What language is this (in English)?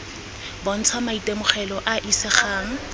Tswana